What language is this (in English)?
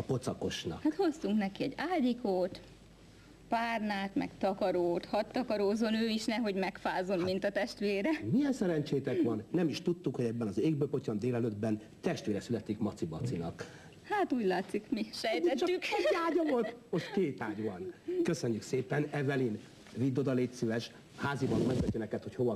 Hungarian